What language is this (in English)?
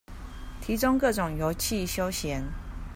Chinese